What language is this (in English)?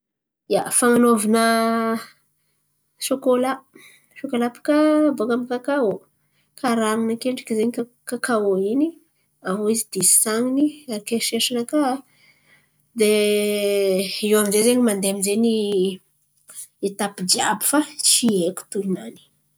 Antankarana Malagasy